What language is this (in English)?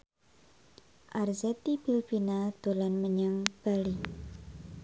Javanese